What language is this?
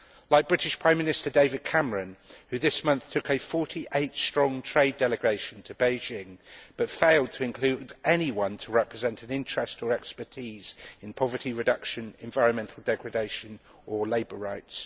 English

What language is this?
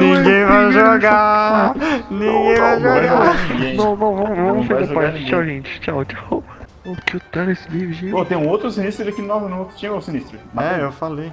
Portuguese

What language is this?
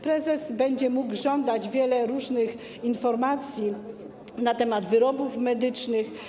Polish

